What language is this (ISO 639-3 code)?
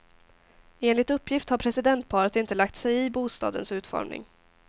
swe